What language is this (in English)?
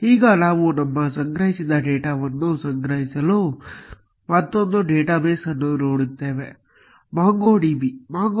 Kannada